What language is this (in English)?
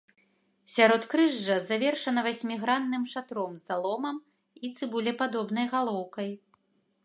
Belarusian